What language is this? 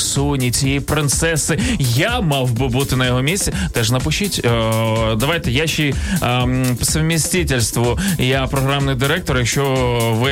Ukrainian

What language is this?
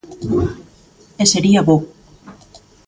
Galician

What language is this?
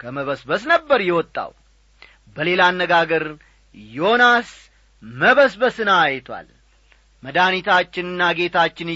Amharic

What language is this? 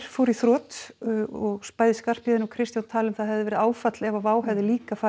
Icelandic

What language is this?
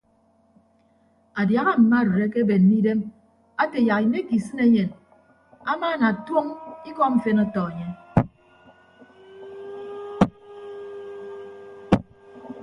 Ibibio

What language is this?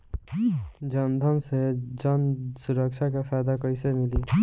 Bhojpuri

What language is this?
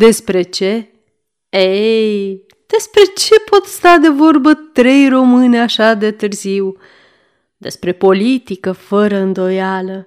Romanian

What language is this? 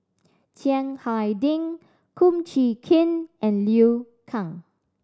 English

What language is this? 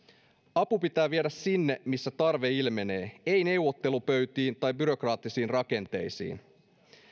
Finnish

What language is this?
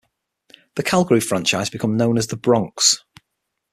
English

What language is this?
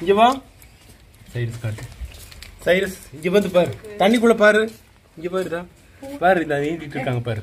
Tamil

